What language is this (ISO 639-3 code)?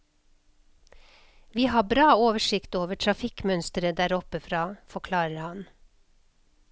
nor